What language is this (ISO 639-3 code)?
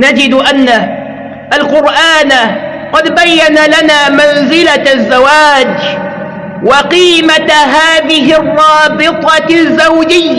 ara